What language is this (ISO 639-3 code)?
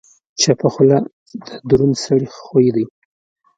pus